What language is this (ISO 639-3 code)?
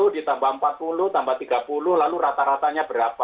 ind